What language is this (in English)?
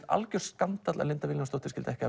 Icelandic